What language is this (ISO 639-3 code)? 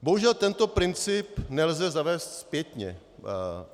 ces